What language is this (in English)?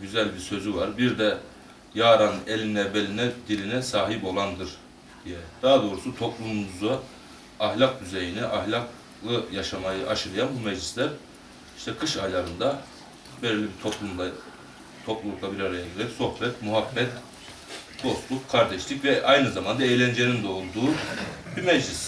Turkish